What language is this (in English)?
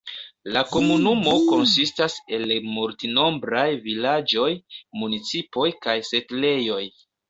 Esperanto